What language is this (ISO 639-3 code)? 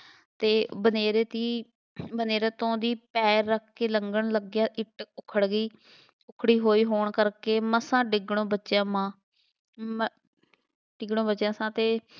pan